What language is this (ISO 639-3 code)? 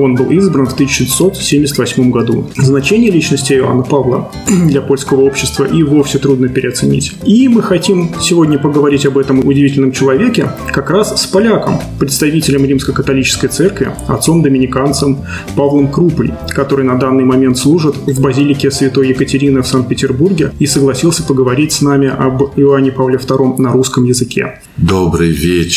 rus